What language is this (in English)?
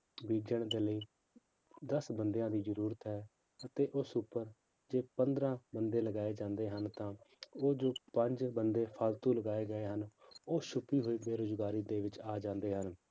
Punjabi